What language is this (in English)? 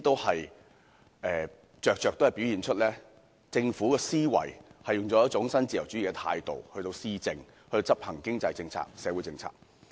Cantonese